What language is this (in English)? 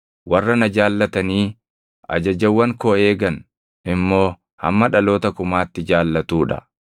Oromo